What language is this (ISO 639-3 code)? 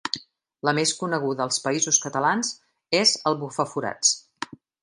cat